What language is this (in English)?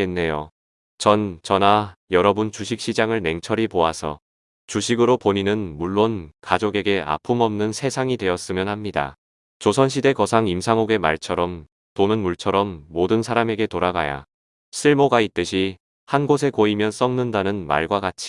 Korean